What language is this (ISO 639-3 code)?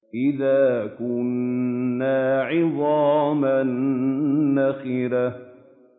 ara